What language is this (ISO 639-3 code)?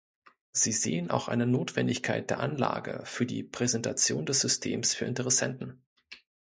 deu